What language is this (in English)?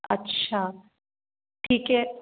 Hindi